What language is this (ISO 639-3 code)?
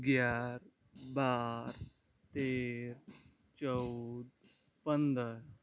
guj